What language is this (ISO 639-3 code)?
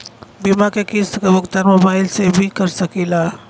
bho